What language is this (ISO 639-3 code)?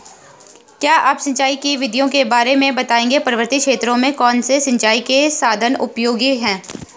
hin